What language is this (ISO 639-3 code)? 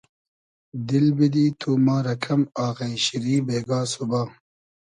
haz